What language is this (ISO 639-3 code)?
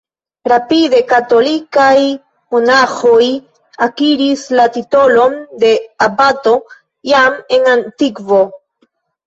epo